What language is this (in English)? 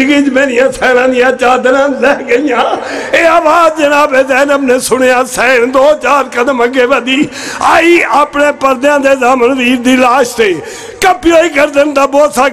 Arabic